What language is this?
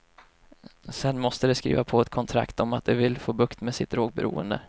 Swedish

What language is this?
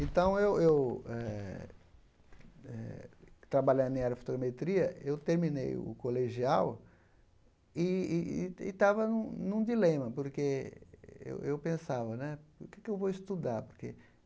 Portuguese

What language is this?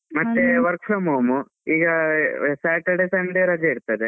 Kannada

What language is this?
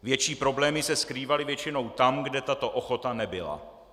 Czech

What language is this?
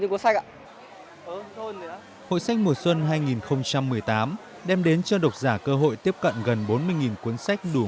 Vietnamese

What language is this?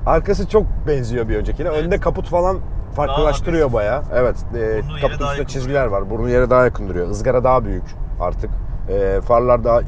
Turkish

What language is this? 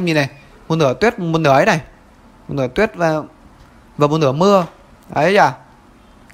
Vietnamese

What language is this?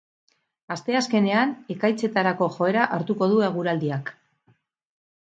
Basque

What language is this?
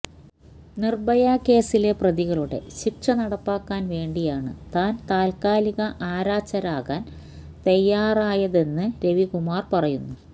Malayalam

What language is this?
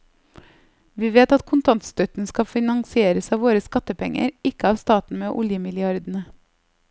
Norwegian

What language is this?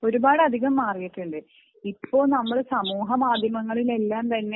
Malayalam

